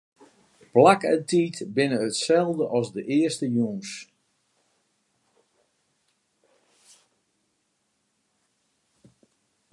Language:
Western Frisian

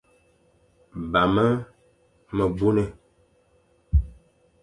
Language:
Fang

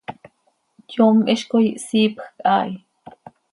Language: Seri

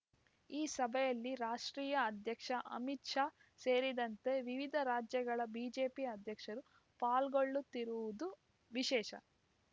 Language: Kannada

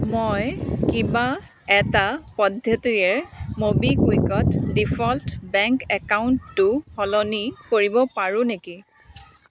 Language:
Assamese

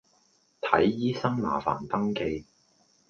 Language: Cantonese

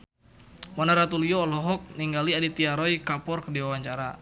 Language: Sundanese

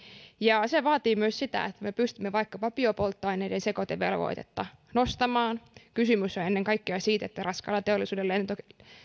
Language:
Finnish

